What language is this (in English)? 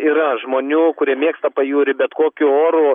Lithuanian